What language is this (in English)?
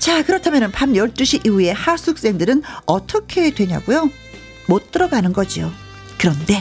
Korean